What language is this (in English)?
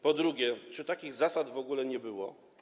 Polish